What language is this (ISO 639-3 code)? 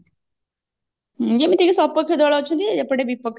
ori